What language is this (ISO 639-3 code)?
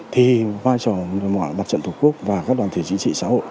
vie